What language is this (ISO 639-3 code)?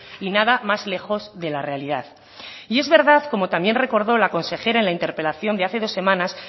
spa